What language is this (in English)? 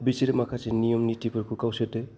Bodo